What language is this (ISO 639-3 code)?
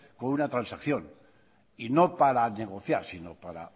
spa